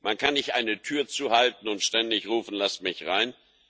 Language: German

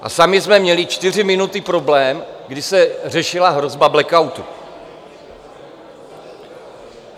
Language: Czech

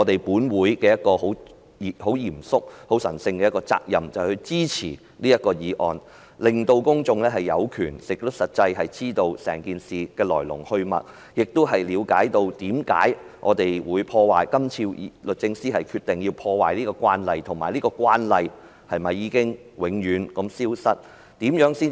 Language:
Cantonese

